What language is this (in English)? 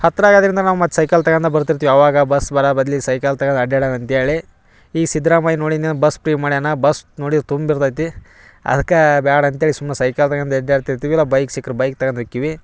Kannada